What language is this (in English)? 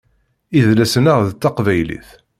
Kabyle